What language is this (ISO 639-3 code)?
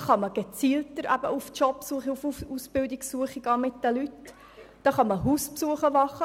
gsw